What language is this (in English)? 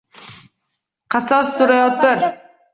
Uzbek